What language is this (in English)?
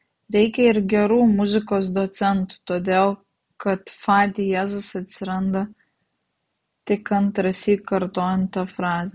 Lithuanian